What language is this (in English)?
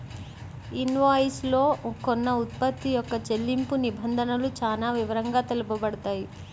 Telugu